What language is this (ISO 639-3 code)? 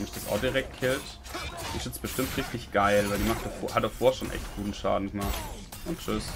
deu